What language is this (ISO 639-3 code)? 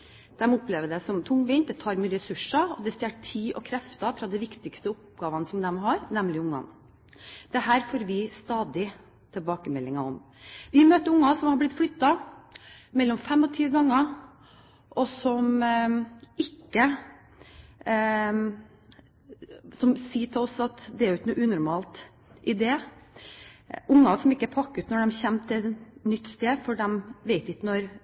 nob